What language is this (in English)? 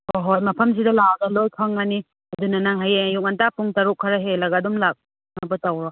Manipuri